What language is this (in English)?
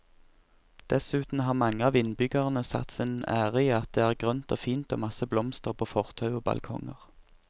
Norwegian